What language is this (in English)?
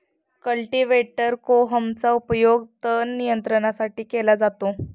Marathi